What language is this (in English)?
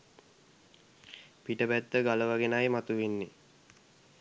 Sinhala